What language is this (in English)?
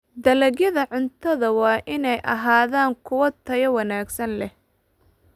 Somali